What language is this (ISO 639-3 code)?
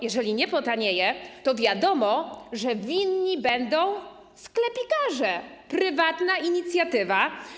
pol